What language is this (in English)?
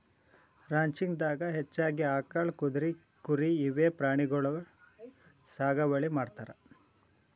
Kannada